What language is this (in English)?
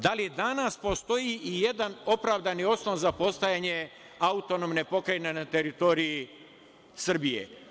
Serbian